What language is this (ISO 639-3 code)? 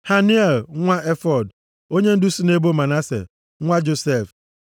ibo